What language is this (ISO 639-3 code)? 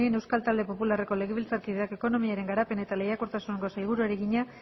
eus